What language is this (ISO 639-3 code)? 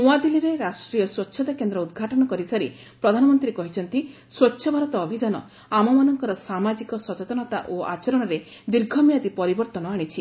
ori